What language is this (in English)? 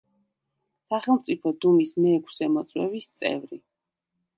Georgian